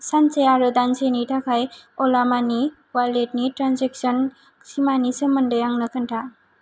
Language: Bodo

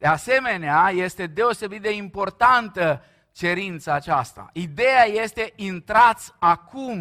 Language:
Romanian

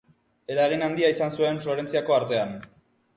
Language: Basque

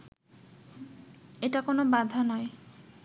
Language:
Bangla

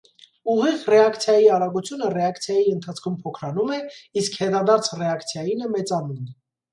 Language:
Armenian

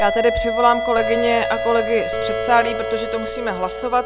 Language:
Czech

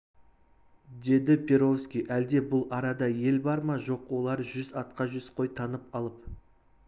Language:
Kazakh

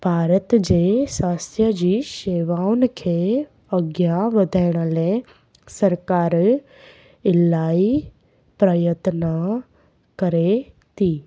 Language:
Sindhi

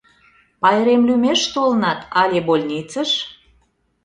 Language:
Mari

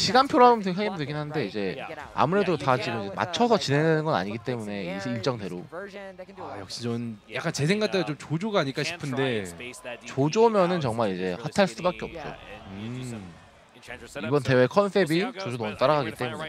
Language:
Korean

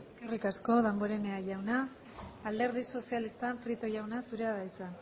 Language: Basque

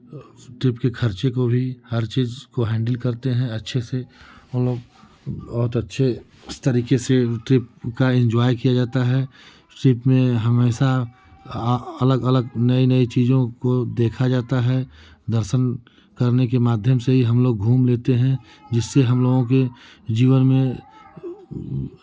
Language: Hindi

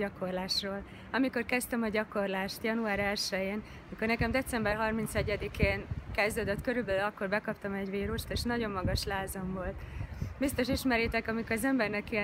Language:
Hungarian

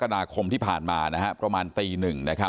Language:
Thai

